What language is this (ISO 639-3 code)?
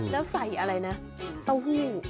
tha